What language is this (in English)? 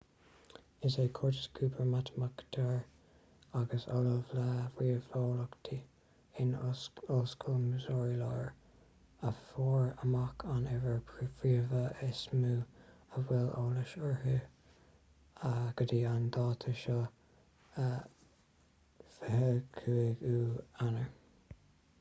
Irish